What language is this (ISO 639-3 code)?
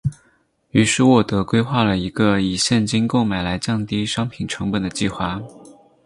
zho